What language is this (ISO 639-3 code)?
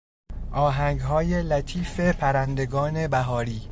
fas